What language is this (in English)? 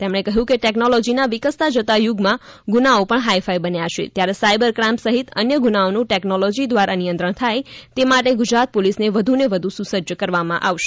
Gujarati